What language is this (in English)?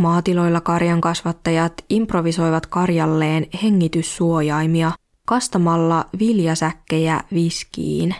Finnish